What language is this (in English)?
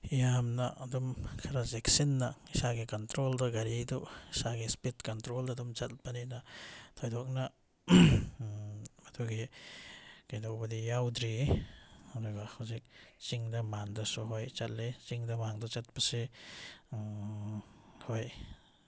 Manipuri